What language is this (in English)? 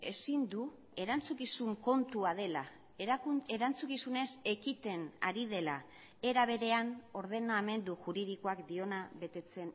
Basque